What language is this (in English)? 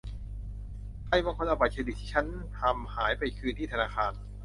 Thai